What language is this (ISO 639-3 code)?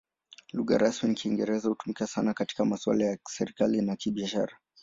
swa